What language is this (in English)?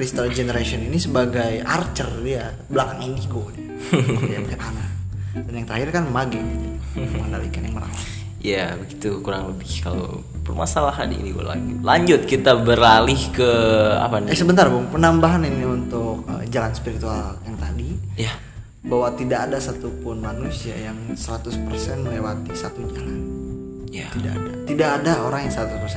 Indonesian